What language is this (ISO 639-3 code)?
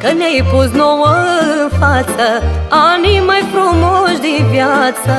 ron